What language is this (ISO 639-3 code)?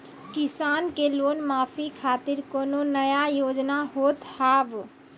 mai